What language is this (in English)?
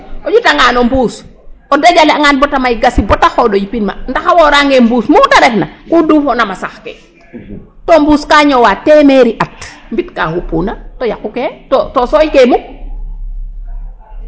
Serer